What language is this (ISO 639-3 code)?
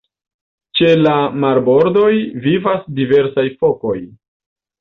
epo